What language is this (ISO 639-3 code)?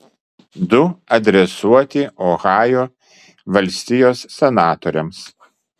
lit